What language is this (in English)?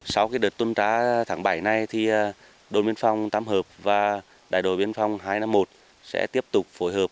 Vietnamese